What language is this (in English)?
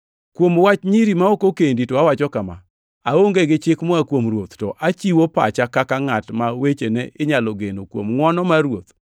Luo (Kenya and Tanzania)